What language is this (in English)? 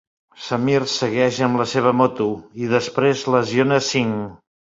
Catalan